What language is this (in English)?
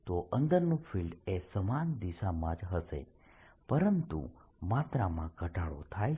Gujarati